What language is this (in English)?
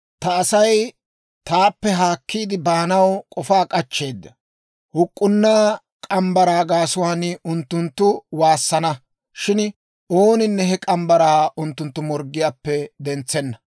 Dawro